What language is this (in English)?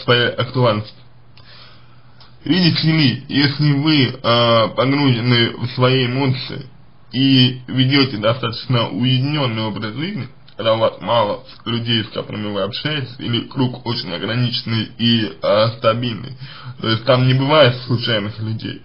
Russian